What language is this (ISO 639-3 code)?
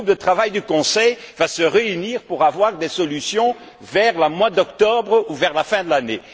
fra